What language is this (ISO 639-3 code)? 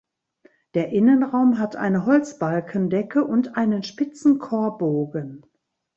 deu